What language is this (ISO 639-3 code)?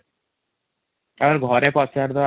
ori